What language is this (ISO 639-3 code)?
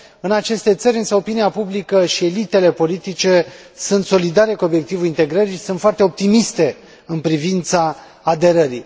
ron